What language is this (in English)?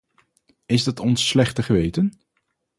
Dutch